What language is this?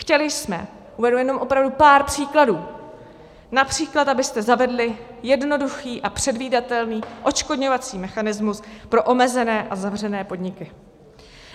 Czech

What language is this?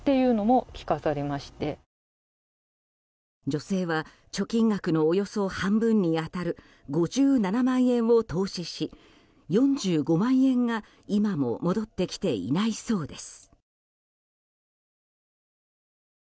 Japanese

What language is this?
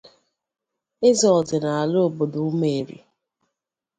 Igbo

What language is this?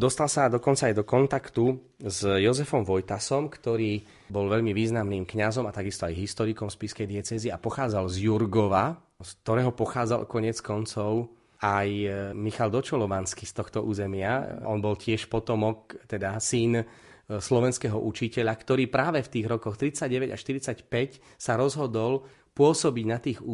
Slovak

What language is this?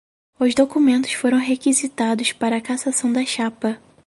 Portuguese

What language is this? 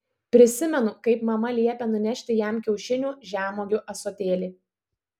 Lithuanian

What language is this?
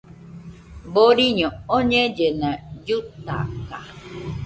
Nüpode Huitoto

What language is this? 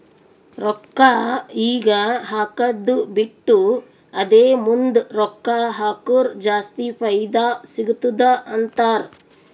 Kannada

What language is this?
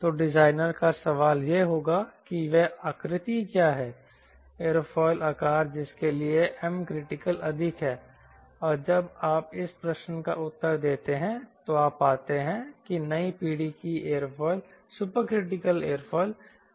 Hindi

